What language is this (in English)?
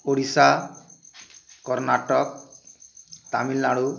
Odia